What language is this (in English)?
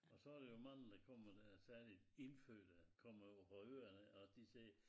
Danish